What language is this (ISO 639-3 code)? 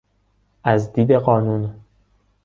fas